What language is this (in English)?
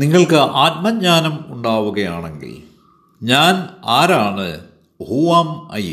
Malayalam